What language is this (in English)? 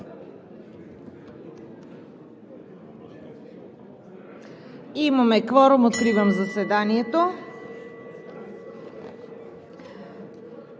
Bulgarian